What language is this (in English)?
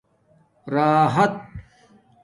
Domaaki